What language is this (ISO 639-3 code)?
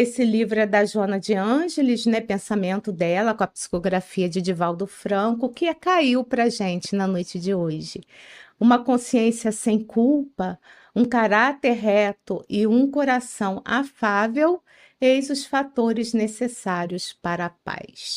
por